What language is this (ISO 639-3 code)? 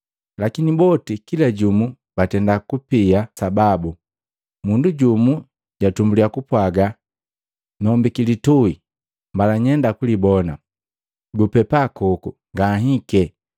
mgv